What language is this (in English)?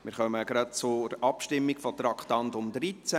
Swiss German